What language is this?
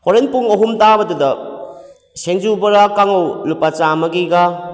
Manipuri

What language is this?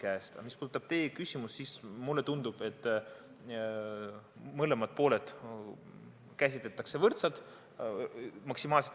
Estonian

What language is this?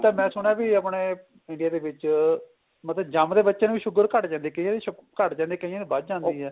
Punjabi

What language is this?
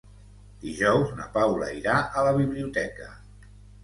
Catalan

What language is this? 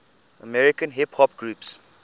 English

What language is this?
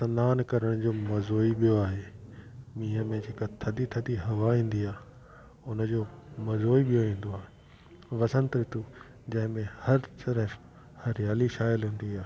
Sindhi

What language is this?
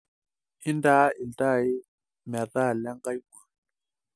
Masai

